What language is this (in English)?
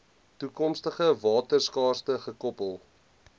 Afrikaans